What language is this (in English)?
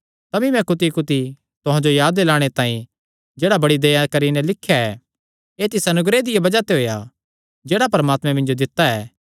Kangri